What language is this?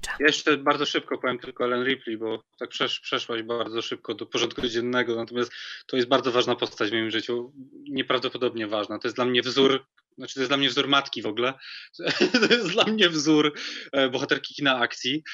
Polish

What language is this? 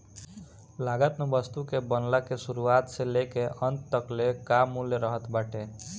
Bhojpuri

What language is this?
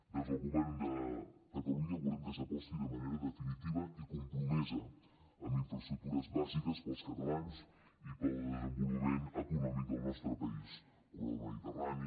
Catalan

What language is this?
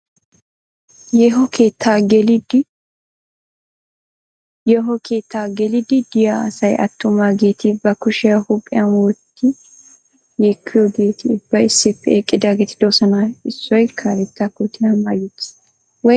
Wolaytta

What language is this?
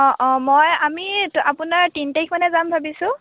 Assamese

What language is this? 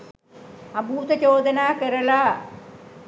Sinhala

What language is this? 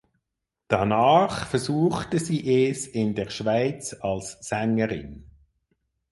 German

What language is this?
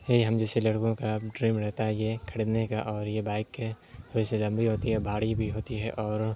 Urdu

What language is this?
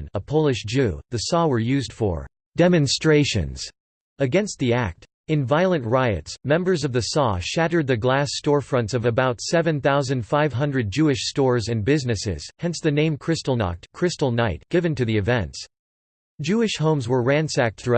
English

